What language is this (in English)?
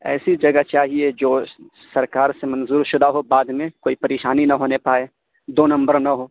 Urdu